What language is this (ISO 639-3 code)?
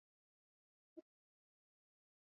swa